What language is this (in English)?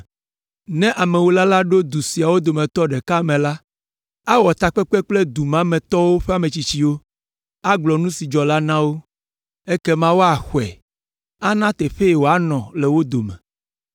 Ewe